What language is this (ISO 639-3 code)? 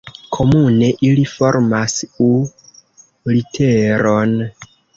epo